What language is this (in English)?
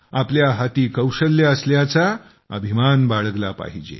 Marathi